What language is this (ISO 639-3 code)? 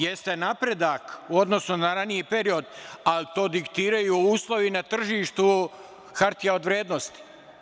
srp